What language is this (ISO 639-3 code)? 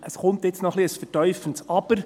gsw